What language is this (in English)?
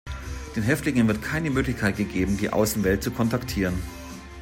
German